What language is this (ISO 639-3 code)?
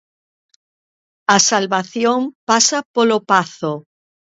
glg